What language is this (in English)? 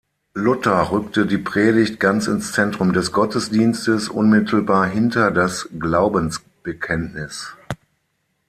German